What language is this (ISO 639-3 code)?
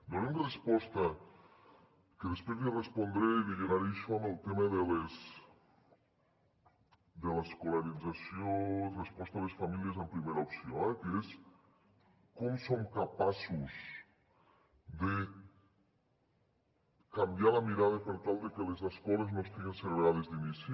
cat